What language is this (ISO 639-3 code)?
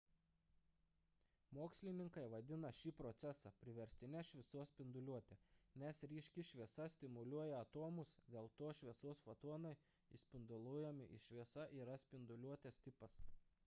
lit